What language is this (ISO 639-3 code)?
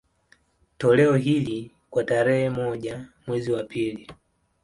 swa